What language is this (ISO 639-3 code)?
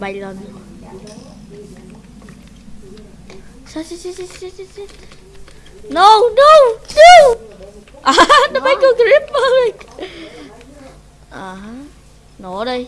vie